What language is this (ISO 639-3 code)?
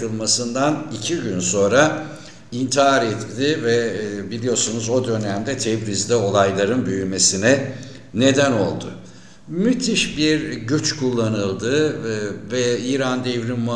tur